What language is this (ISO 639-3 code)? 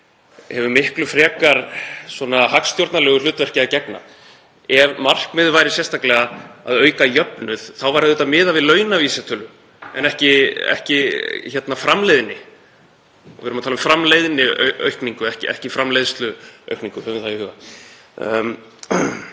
isl